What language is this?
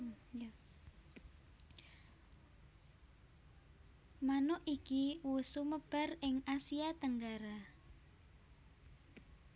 Javanese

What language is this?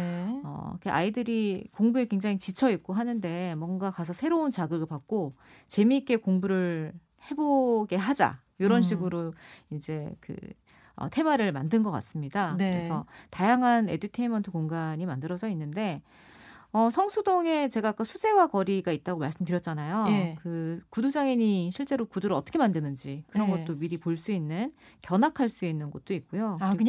Korean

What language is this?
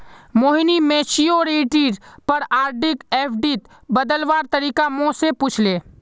Magahi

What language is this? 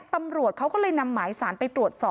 Thai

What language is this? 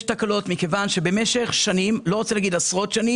Hebrew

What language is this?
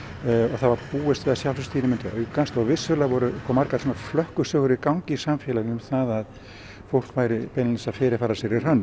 Icelandic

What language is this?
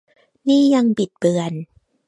Thai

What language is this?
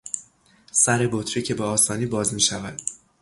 Persian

